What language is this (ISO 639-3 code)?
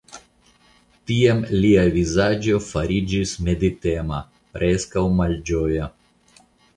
epo